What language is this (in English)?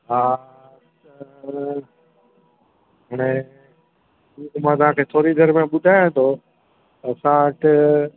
Sindhi